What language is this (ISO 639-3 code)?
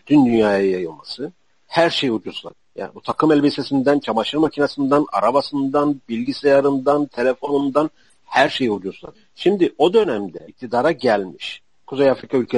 tur